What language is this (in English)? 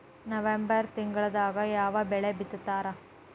Kannada